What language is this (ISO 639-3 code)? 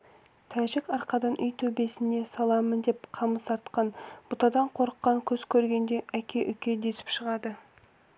kaz